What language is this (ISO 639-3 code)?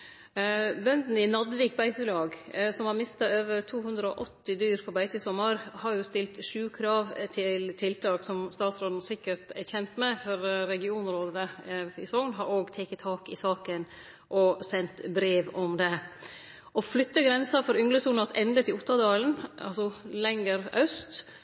nno